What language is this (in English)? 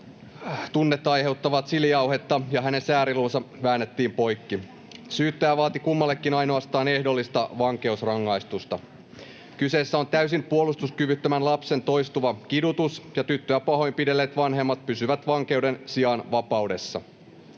Finnish